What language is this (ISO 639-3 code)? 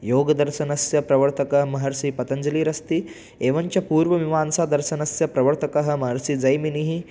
san